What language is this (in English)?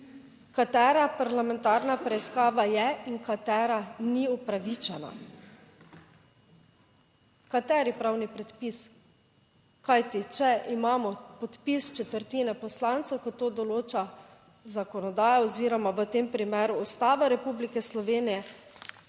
Slovenian